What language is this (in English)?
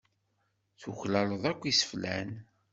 Kabyle